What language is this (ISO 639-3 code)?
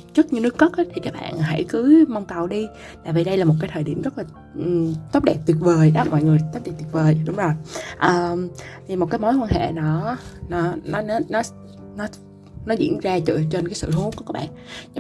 vie